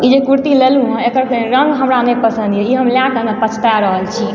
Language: Maithili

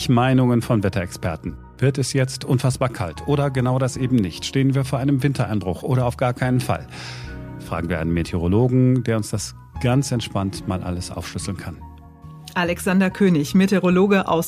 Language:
German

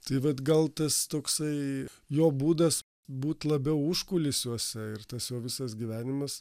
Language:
Lithuanian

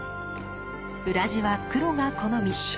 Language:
Japanese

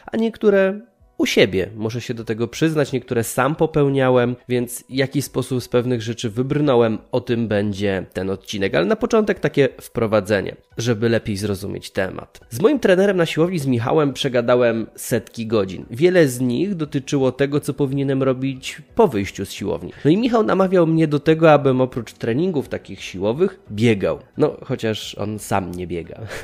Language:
Polish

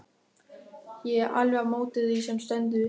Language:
Icelandic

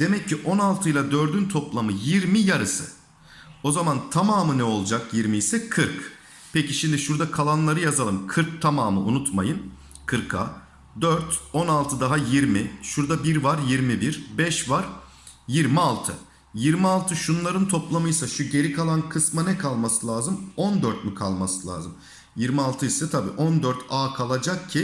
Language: Turkish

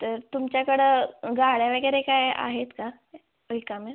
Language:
Marathi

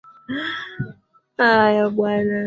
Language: Swahili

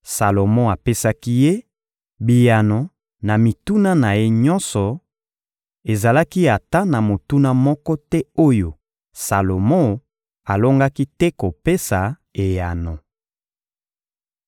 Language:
Lingala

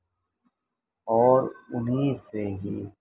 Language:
Urdu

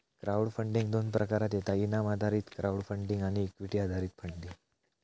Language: Marathi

